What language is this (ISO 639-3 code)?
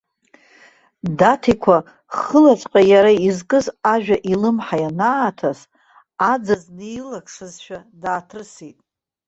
abk